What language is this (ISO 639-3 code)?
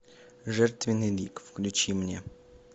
rus